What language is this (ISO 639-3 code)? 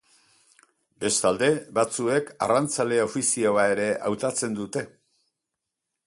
eus